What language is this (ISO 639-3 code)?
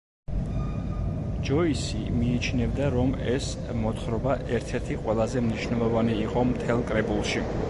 kat